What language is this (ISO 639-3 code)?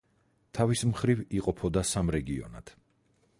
kat